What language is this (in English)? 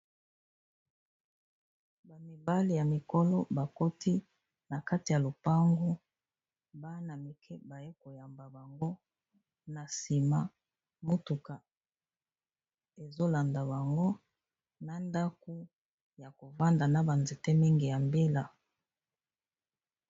Lingala